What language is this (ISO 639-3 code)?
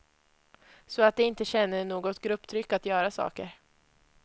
swe